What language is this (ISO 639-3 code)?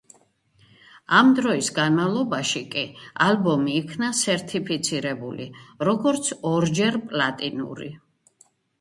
kat